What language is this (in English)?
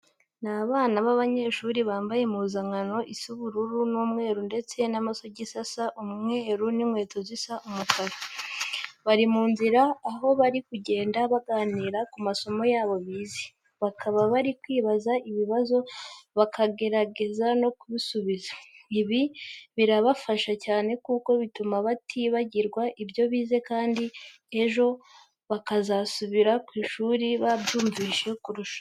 Kinyarwanda